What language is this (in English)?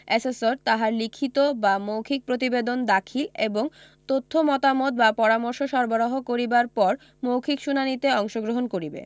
Bangla